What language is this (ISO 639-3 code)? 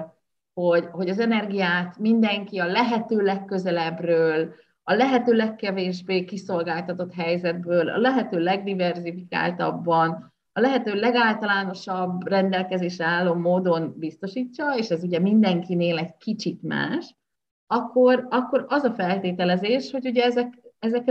hun